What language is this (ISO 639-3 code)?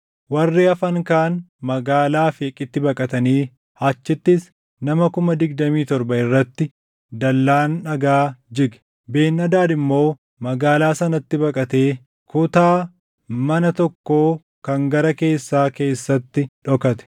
orm